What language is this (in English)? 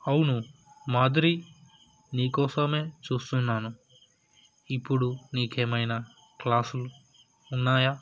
Telugu